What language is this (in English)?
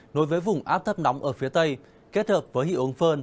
Vietnamese